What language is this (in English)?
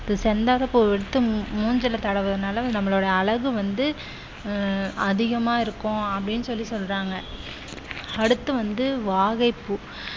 Tamil